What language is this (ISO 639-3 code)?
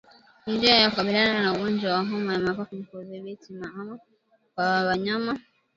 swa